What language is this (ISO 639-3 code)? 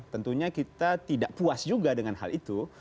ind